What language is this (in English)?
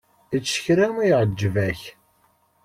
Kabyle